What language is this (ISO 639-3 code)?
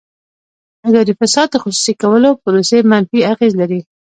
pus